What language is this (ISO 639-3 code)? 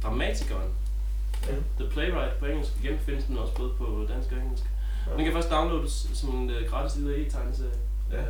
dan